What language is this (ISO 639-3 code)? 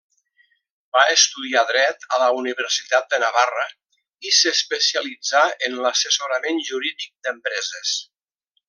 cat